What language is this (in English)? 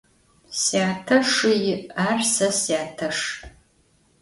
Adyghe